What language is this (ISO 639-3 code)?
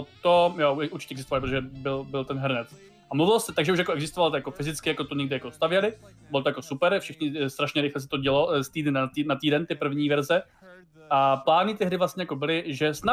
ces